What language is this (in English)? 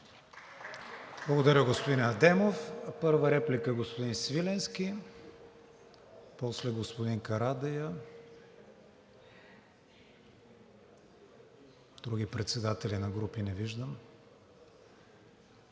Bulgarian